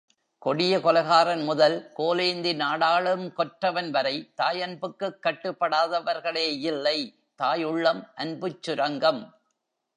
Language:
Tamil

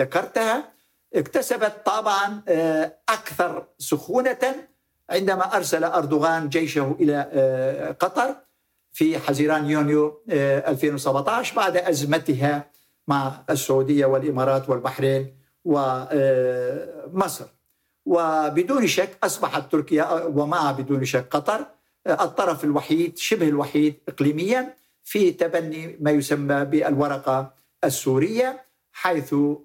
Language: Arabic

